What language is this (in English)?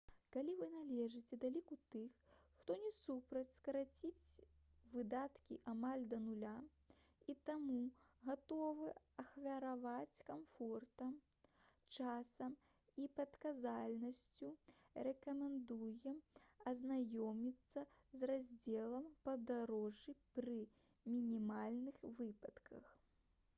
Belarusian